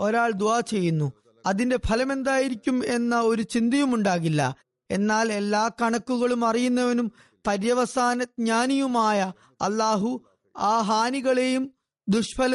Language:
Malayalam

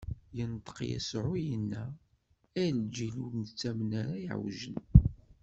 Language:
Kabyle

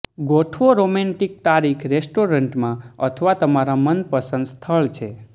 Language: Gujarati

